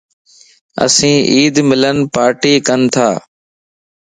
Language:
Lasi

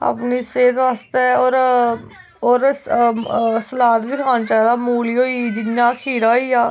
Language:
Dogri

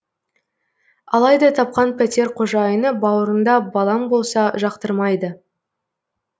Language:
Kazakh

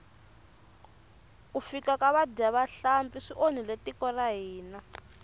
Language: Tsonga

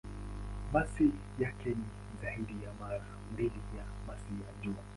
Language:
Swahili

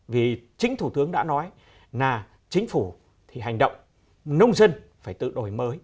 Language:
Vietnamese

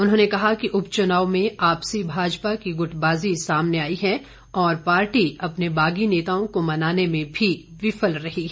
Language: Hindi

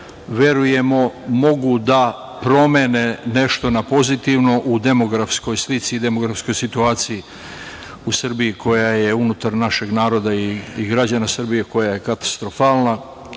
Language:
Serbian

